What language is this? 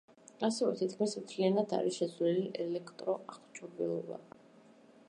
Georgian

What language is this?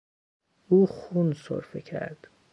Persian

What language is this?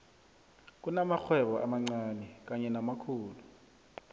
South Ndebele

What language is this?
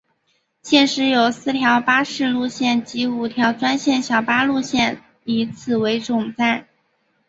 Chinese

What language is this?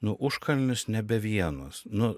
Lithuanian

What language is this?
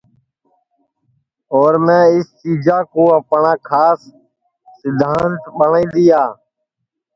Sansi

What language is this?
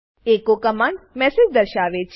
Gujarati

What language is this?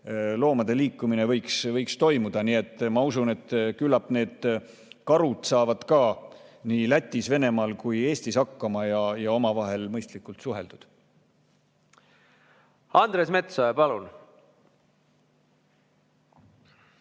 Estonian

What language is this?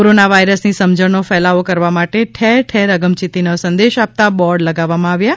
Gujarati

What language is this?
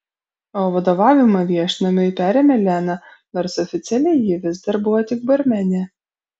Lithuanian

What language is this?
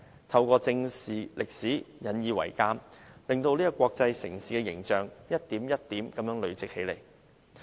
Cantonese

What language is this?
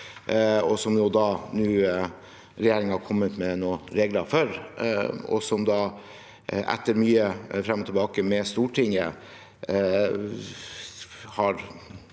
Norwegian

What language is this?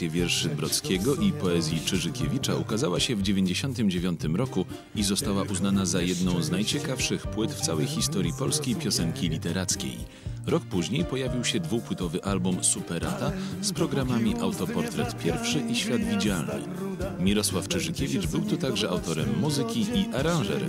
Polish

